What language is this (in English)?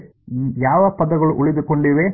Kannada